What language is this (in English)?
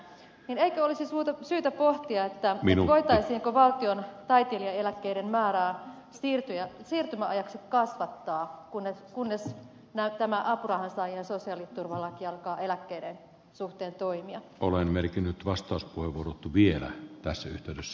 Finnish